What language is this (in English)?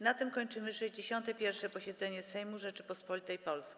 Polish